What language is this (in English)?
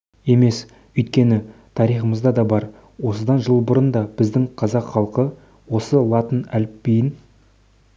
Kazakh